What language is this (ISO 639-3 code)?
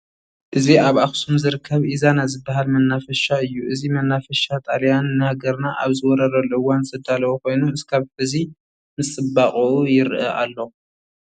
tir